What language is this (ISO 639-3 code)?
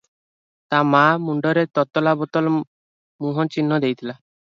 ori